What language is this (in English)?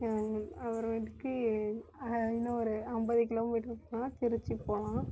Tamil